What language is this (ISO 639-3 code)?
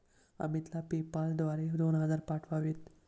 mar